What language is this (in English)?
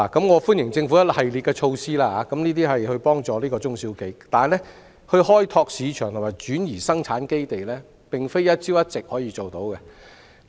Cantonese